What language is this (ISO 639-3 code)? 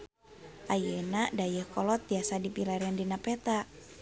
sun